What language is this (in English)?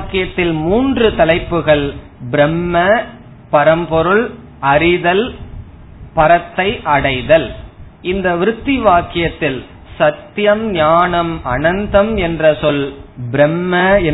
Tamil